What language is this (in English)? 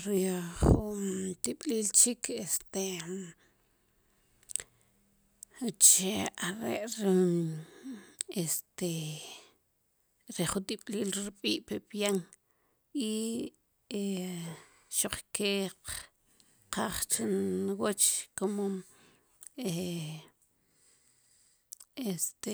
Sipacapense